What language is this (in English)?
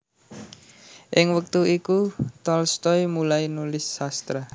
Javanese